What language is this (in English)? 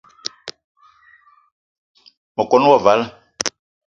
Eton (Cameroon)